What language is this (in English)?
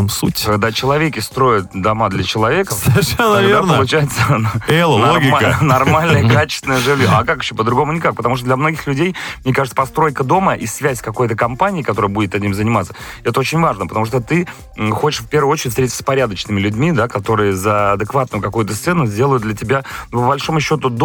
Russian